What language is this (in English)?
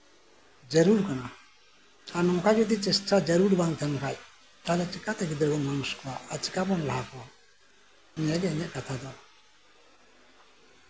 Santali